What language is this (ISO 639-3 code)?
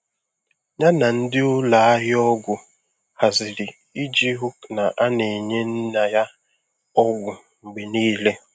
ibo